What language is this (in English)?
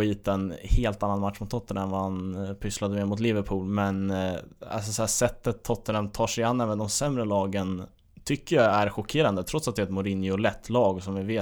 Swedish